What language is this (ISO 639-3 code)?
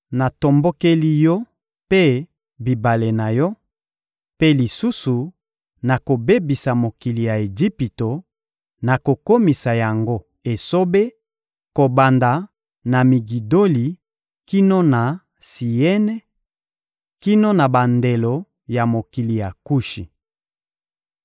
lin